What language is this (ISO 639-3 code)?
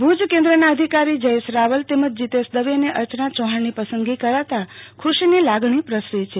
guj